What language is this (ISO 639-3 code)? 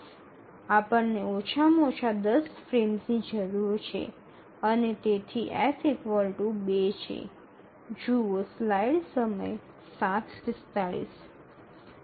guj